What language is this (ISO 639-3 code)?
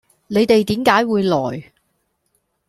yue